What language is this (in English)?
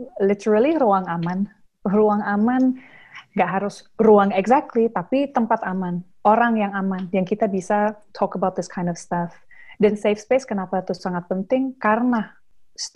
Indonesian